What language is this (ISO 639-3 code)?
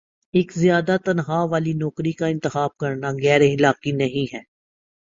urd